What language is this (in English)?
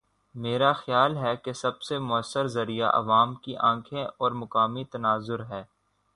Urdu